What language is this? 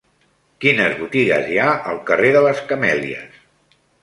Catalan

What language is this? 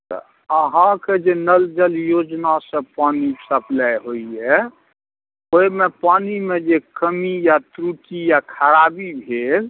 Maithili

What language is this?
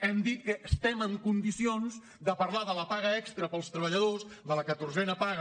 Catalan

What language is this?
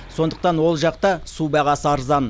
Kazakh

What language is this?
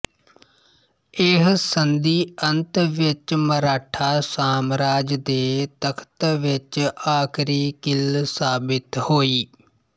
Punjabi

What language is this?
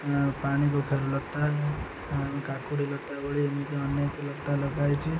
Odia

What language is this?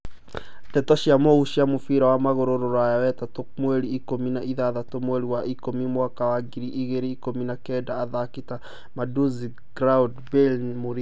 Kikuyu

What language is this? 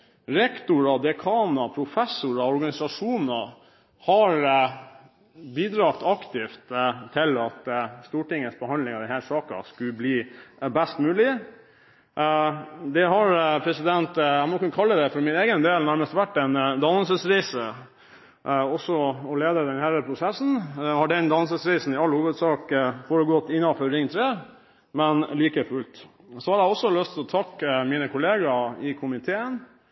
Norwegian Bokmål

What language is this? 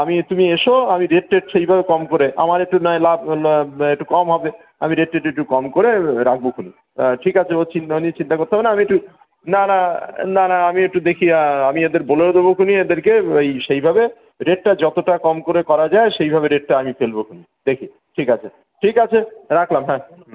Bangla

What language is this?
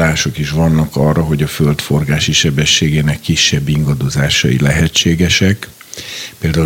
Hungarian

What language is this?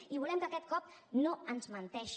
Catalan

